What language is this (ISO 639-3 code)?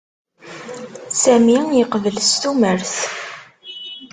kab